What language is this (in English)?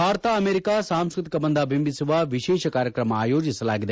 Kannada